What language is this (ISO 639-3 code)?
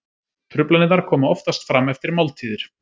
isl